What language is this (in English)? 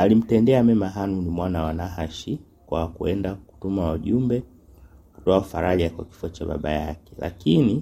Swahili